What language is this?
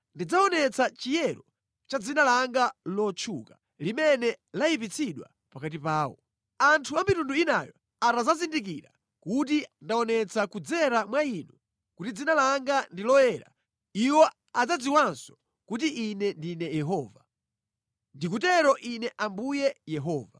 Nyanja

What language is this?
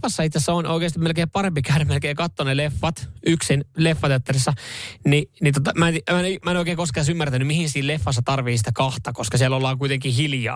Finnish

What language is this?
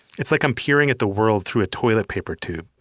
English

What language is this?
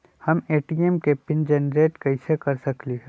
Magahi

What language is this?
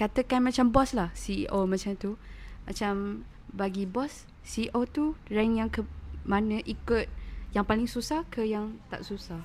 Malay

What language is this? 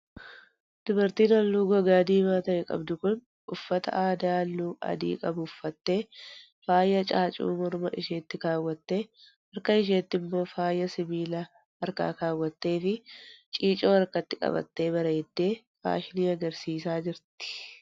Oromo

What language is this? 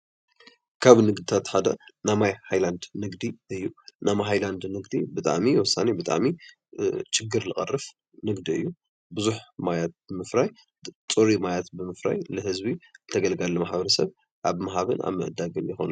Tigrinya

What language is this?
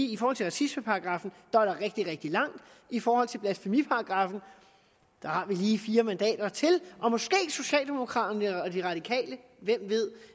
Danish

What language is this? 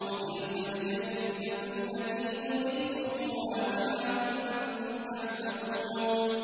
Arabic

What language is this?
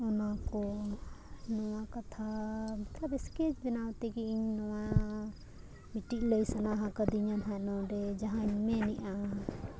Santali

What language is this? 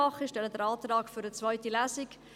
Swiss German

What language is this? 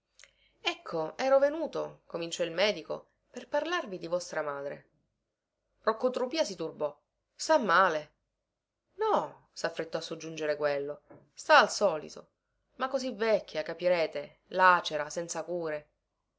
Italian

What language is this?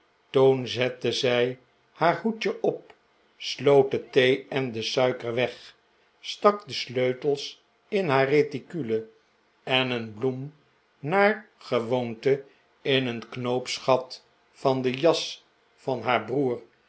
Dutch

